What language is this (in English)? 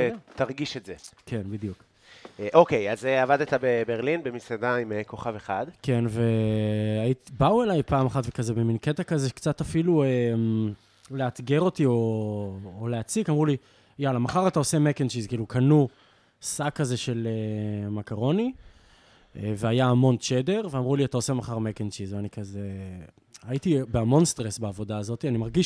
Hebrew